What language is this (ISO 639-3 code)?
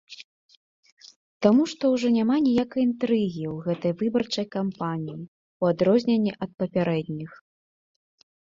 bel